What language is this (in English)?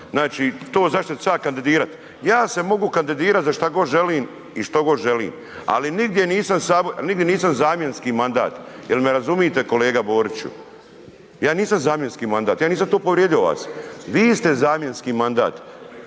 Croatian